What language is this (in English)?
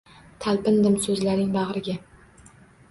Uzbek